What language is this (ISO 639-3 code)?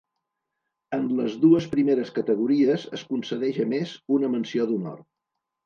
cat